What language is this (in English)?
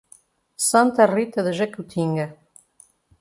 Portuguese